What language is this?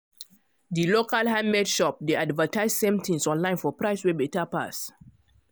Nigerian Pidgin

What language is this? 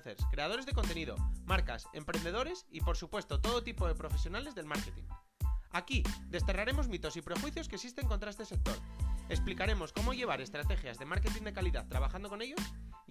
Spanish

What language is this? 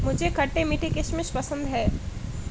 Hindi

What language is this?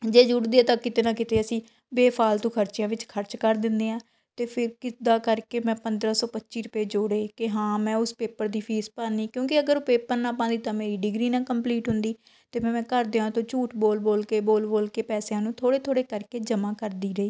Punjabi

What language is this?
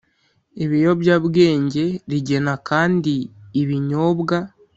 Kinyarwanda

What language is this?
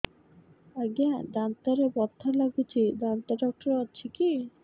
Odia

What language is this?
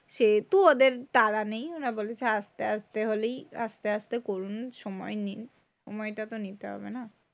Bangla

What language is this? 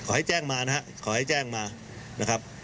Thai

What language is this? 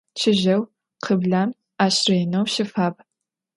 Adyghe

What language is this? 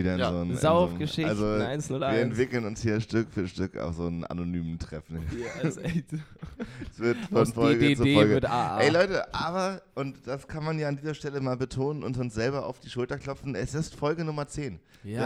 German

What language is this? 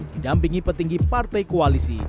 Indonesian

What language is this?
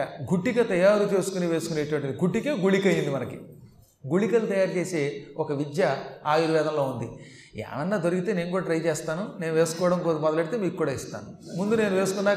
Telugu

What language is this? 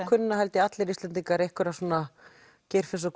Icelandic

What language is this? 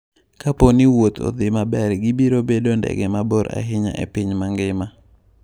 Luo (Kenya and Tanzania)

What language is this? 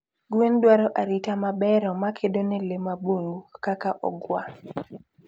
Luo (Kenya and Tanzania)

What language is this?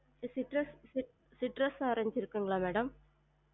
Tamil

